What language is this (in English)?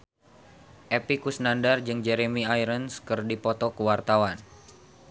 Sundanese